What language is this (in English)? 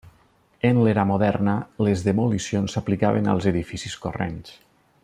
Catalan